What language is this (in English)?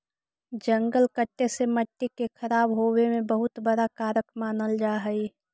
Magahi